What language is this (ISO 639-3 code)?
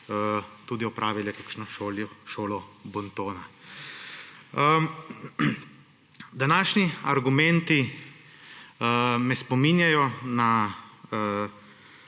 slv